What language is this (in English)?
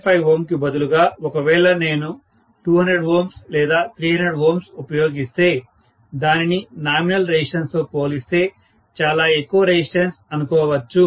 Telugu